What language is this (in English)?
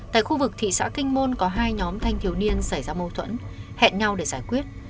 Vietnamese